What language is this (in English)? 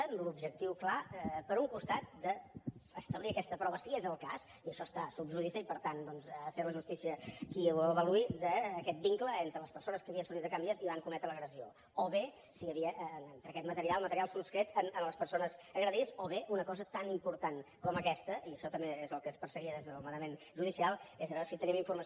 Catalan